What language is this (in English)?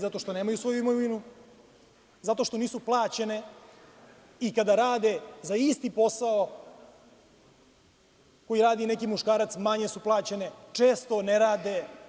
Serbian